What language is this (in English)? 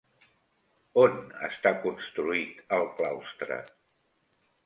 Catalan